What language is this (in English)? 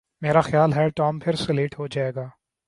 Urdu